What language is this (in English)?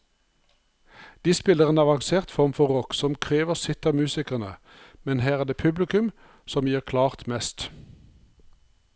Norwegian